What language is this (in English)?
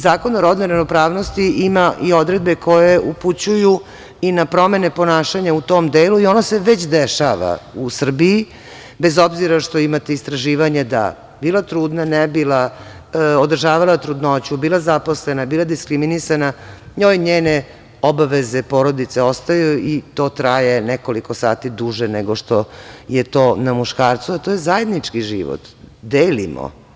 Serbian